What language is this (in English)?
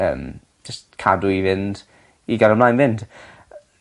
Welsh